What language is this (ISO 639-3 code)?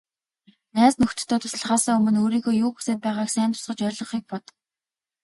mon